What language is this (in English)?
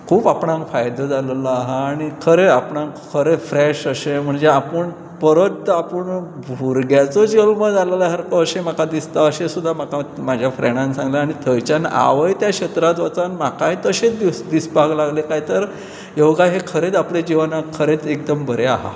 Konkani